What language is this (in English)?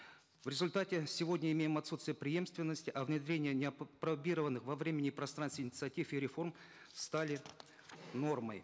Kazakh